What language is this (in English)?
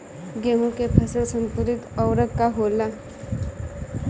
Bhojpuri